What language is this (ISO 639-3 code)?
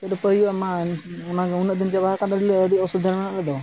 sat